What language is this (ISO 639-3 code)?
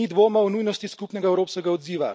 slv